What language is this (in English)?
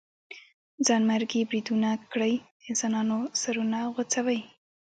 Pashto